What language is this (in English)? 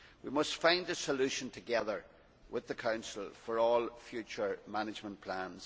English